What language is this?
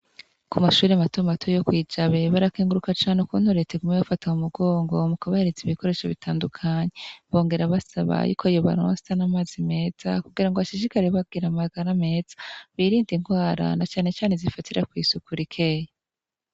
Rundi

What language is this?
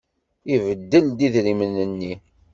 Kabyle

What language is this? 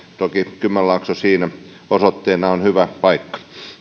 Finnish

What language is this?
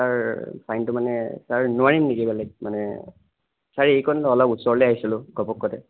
Assamese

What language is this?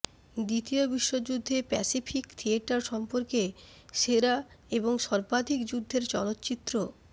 Bangla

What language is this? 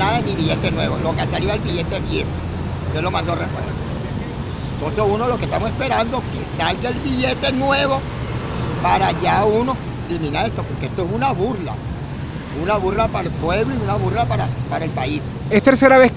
Spanish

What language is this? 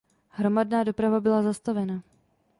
Czech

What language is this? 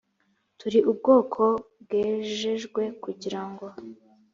Kinyarwanda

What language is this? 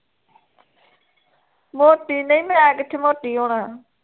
Punjabi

